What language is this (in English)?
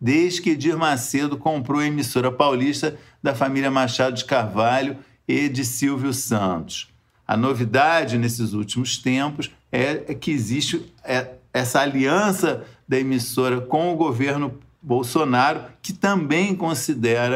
Portuguese